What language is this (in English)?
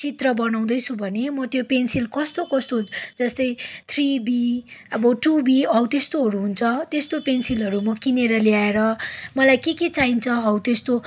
Nepali